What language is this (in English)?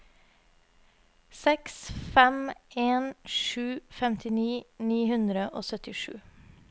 Norwegian